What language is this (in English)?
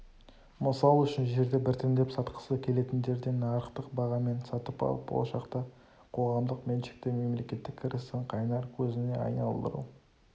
Kazakh